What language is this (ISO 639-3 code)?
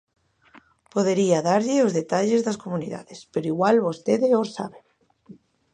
glg